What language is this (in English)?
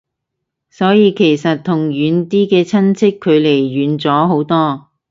Cantonese